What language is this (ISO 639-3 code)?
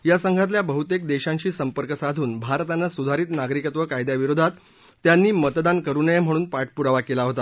mar